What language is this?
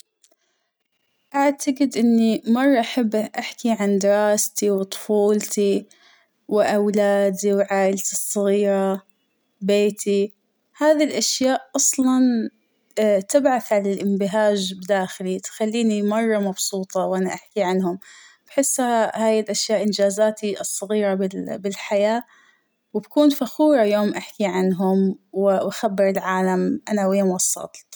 Hijazi Arabic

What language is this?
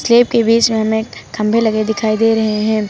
Hindi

